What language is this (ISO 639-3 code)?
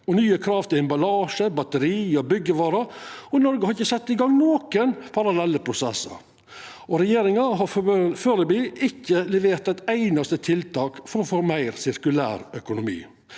nor